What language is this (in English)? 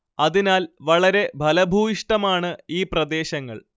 Malayalam